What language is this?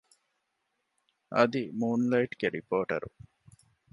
Divehi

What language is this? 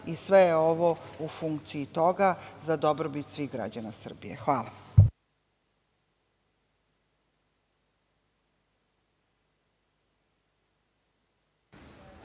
Serbian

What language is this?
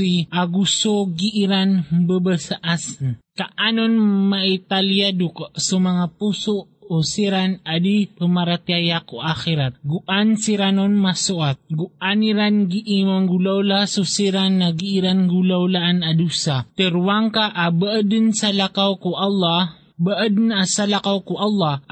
Filipino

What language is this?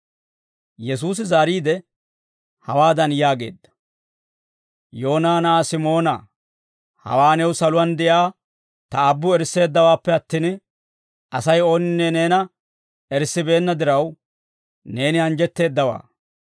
Dawro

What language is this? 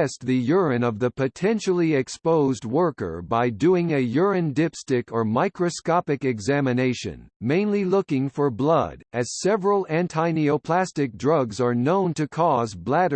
English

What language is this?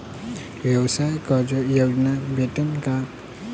Marathi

